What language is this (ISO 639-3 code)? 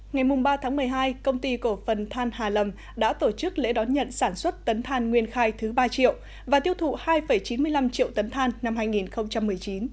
vie